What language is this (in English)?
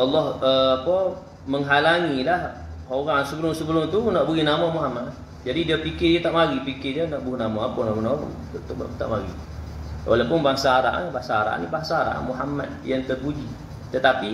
Malay